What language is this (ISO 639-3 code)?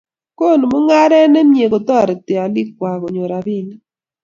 kln